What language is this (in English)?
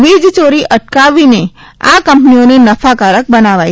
Gujarati